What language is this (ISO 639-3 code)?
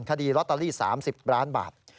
tha